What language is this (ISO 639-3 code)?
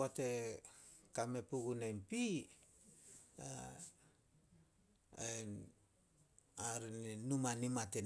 sol